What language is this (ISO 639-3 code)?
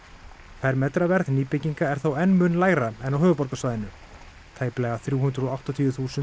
isl